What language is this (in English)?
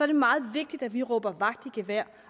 Danish